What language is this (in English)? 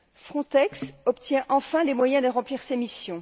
French